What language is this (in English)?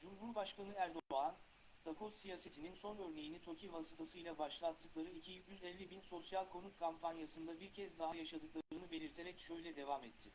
Turkish